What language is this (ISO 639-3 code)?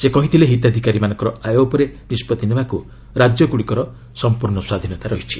ori